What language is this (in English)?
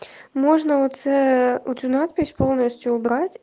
Russian